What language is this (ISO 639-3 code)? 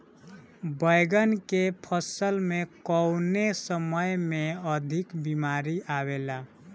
bho